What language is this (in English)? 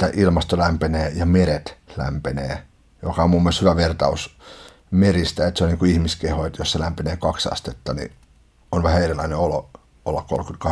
Finnish